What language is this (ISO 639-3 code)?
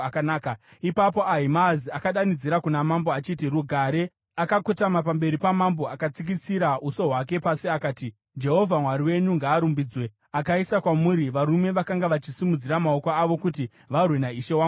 sna